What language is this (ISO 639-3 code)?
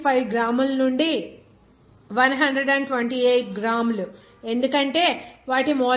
tel